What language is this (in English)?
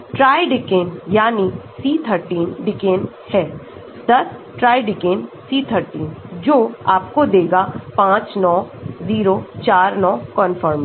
Hindi